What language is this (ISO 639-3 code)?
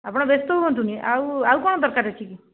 ori